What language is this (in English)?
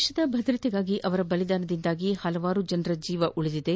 Kannada